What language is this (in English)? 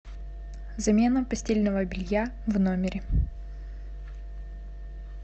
Russian